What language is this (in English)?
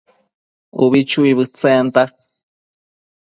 Matsés